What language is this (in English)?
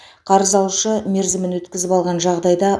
Kazakh